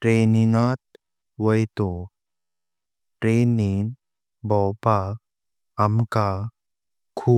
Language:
Konkani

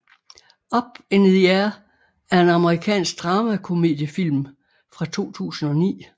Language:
Danish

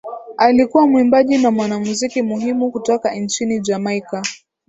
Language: Swahili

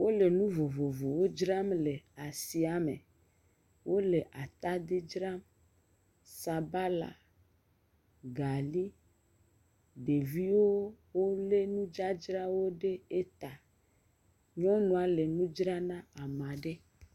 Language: Ewe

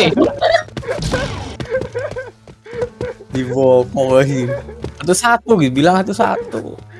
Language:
Indonesian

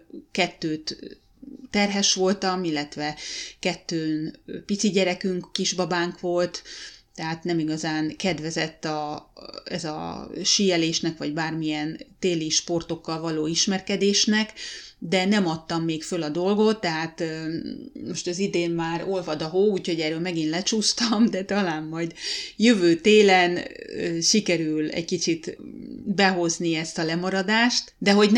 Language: Hungarian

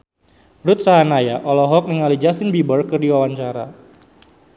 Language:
Sundanese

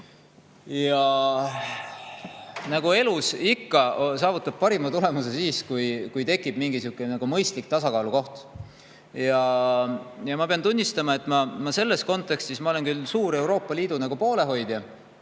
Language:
Estonian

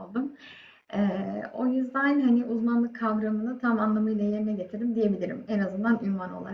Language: Turkish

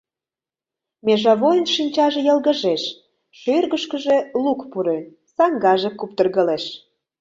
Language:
Mari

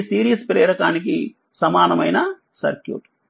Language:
Telugu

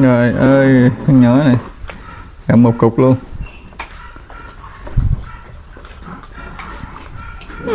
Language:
Vietnamese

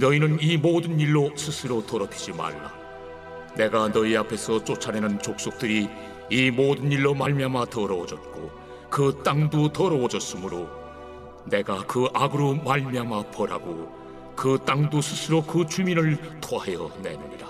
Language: Korean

